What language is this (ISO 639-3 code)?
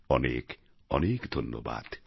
ben